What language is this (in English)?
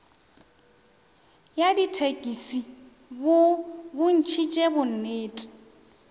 Northern Sotho